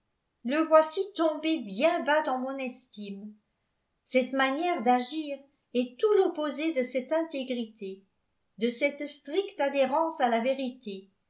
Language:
French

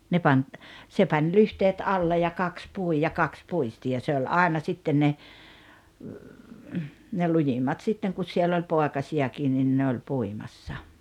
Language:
Finnish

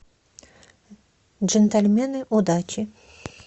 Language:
Russian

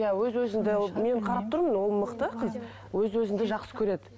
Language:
Kazakh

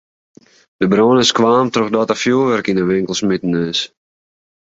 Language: Western Frisian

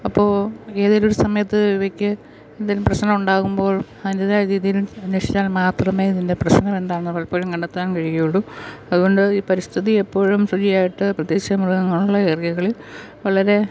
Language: Malayalam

